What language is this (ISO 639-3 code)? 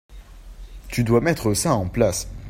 fra